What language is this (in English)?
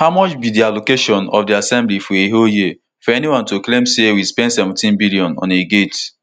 Nigerian Pidgin